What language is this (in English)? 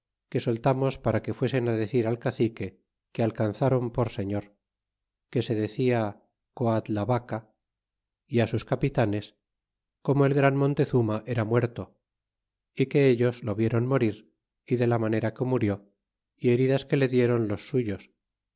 Spanish